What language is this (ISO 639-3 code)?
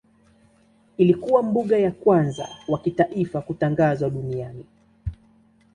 swa